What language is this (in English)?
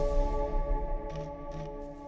Vietnamese